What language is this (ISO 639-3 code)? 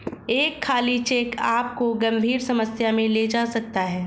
hin